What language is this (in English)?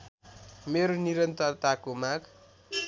Nepali